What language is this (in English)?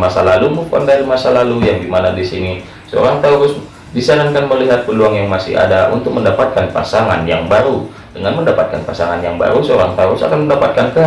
Indonesian